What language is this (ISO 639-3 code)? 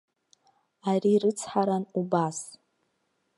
abk